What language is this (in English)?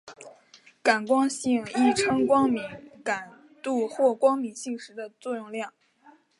Chinese